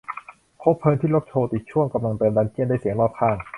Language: Thai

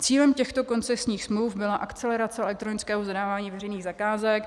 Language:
Czech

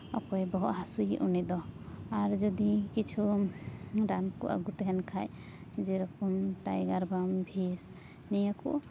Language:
Santali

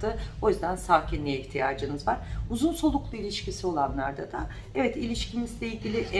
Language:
Turkish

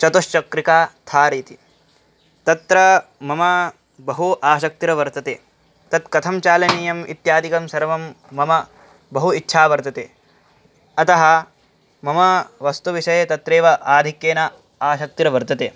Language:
Sanskrit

